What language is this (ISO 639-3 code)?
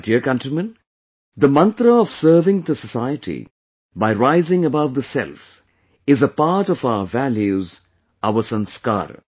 eng